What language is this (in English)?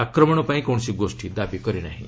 Odia